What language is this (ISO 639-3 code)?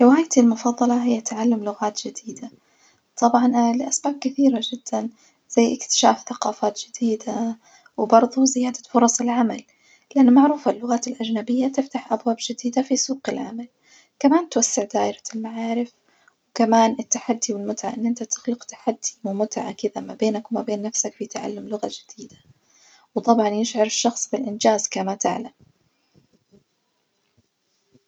ars